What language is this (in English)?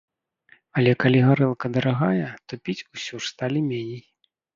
Belarusian